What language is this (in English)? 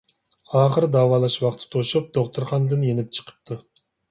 Uyghur